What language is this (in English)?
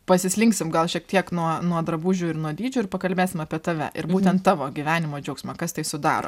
Lithuanian